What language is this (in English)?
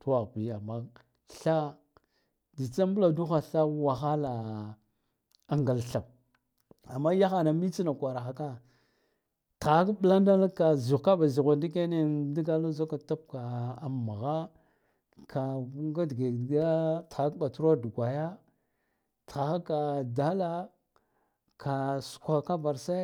Guduf-Gava